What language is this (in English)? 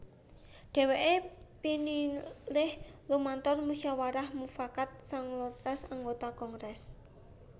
Javanese